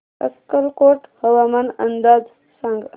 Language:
Marathi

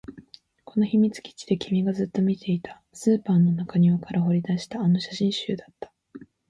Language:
Japanese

